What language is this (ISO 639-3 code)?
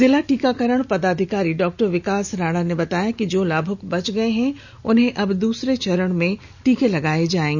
hin